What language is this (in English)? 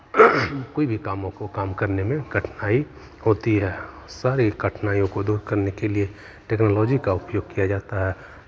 Hindi